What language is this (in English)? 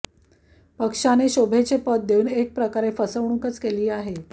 Marathi